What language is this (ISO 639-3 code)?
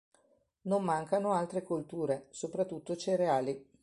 ita